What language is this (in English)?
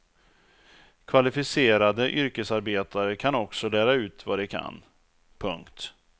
Swedish